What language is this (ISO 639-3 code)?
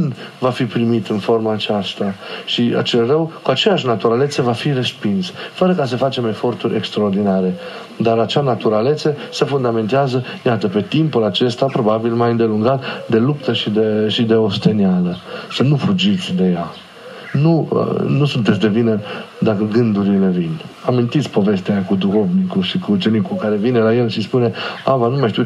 ron